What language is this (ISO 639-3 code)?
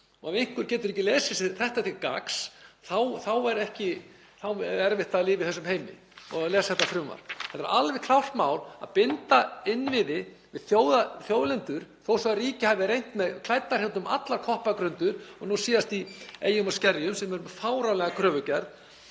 isl